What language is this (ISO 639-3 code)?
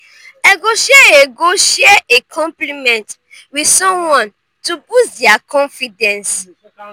pcm